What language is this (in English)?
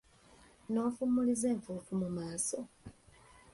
Ganda